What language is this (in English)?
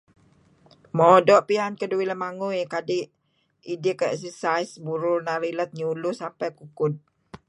Kelabit